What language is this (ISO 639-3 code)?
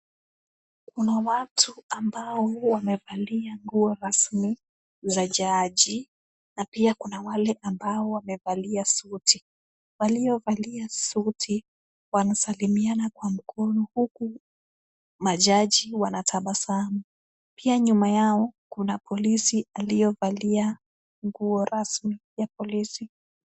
swa